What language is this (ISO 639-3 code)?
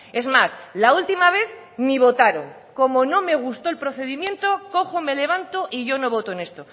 spa